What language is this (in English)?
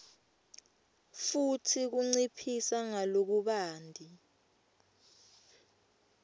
Swati